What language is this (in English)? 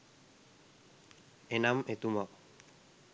Sinhala